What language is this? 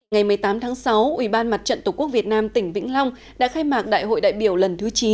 Vietnamese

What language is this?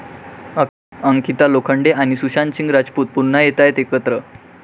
Marathi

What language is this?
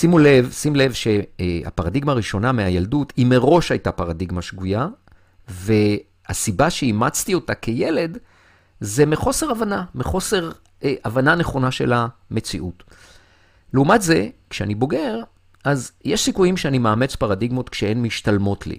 Hebrew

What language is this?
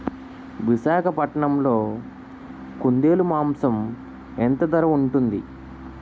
Telugu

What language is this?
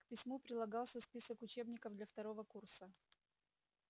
Russian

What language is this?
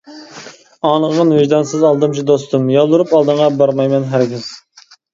Uyghur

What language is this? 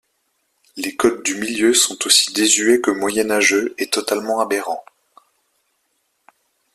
French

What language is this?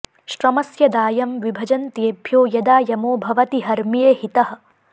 Sanskrit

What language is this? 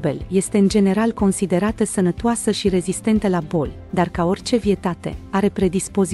Romanian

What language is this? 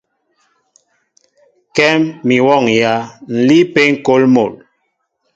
Mbo (Cameroon)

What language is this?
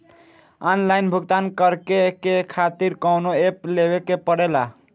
Bhojpuri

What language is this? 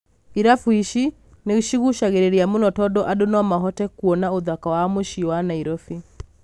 Kikuyu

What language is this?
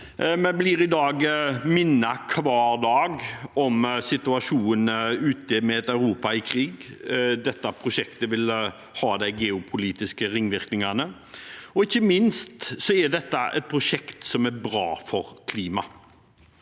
Norwegian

